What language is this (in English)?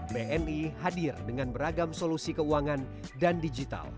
Indonesian